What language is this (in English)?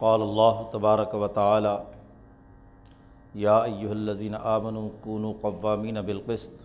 Urdu